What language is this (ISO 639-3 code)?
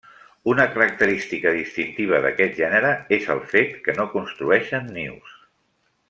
cat